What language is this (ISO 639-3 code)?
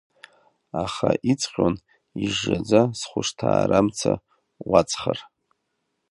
abk